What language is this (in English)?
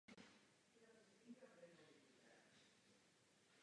Czech